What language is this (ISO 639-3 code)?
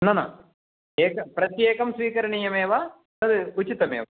san